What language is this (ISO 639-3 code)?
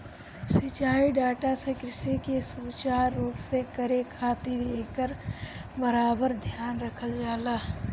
bho